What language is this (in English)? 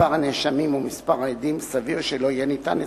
Hebrew